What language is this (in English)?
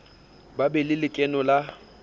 Southern Sotho